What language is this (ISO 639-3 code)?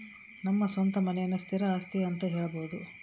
kan